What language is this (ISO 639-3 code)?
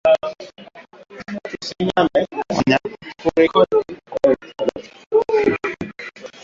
swa